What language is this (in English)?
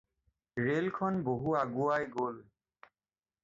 Assamese